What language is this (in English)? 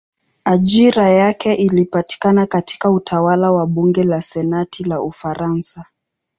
Swahili